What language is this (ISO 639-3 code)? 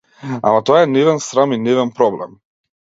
mkd